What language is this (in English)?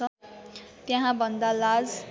Nepali